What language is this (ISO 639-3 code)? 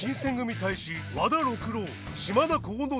jpn